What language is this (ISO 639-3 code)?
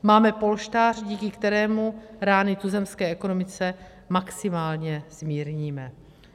ces